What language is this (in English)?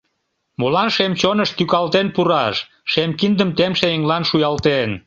Mari